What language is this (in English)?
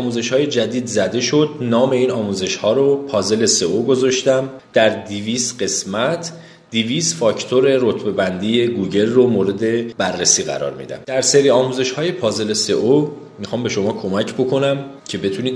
Persian